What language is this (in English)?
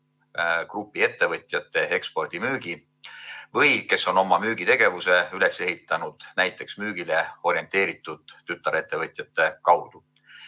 Estonian